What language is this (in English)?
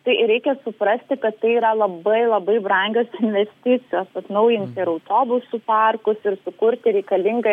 Lithuanian